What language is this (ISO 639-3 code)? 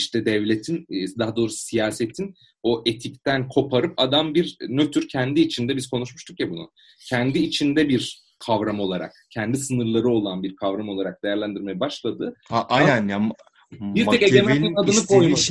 tur